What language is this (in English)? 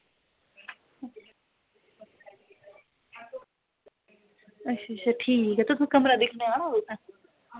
Dogri